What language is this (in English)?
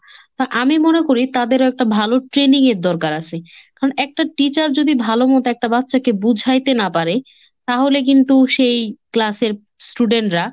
Bangla